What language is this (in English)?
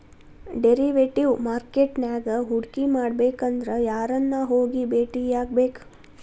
Kannada